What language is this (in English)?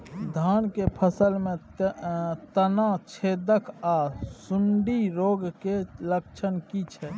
Maithili